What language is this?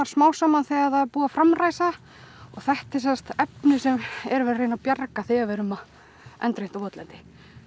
Icelandic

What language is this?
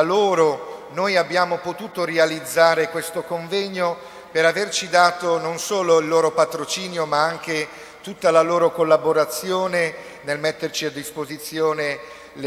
Italian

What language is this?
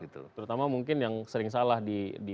Indonesian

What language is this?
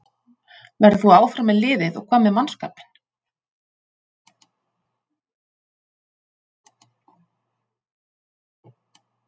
Icelandic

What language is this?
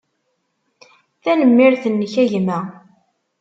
Kabyle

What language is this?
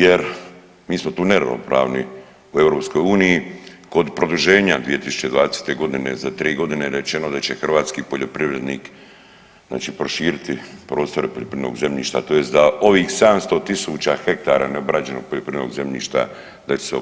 Croatian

